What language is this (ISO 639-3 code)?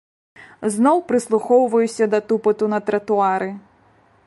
bel